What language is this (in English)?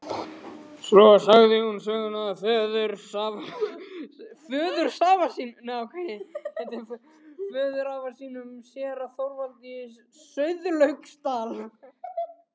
Icelandic